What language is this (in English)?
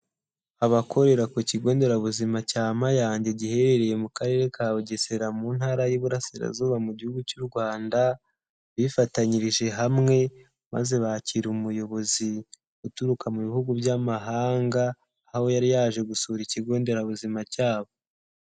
Kinyarwanda